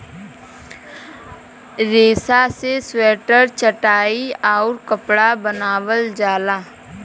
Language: Bhojpuri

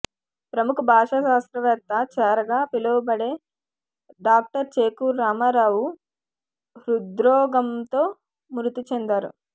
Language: Telugu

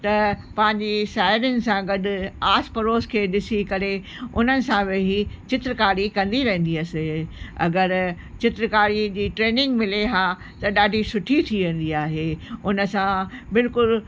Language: Sindhi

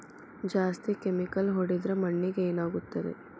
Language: Kannada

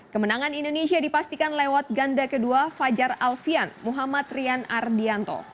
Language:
Indonesian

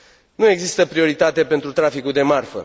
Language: Romanian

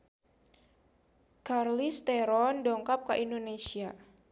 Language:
Sundanese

